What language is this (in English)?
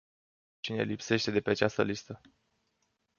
Romanian